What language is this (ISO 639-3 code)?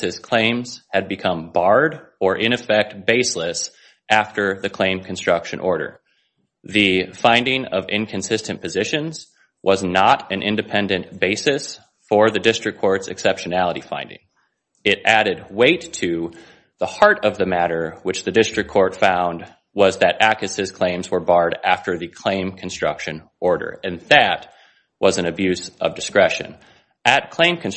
eng